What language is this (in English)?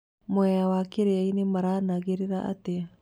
Kikuyu